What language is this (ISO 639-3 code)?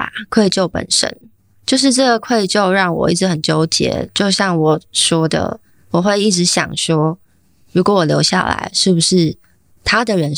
zho